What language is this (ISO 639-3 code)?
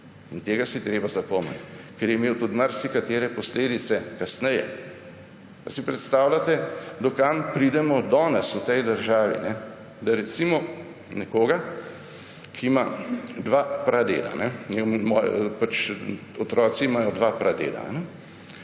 slv